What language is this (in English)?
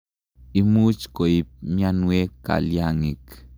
Kalenjin